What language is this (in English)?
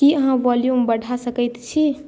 Maithili